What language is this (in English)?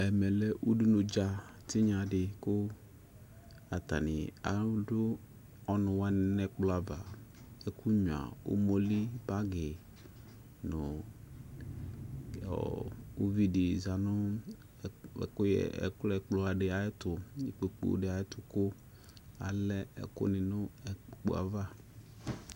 Ikposo